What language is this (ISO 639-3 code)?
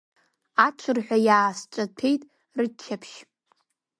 abk